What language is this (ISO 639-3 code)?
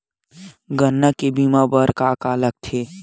hne